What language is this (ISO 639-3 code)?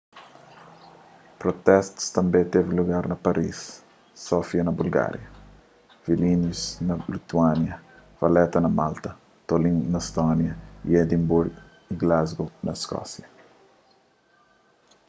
kea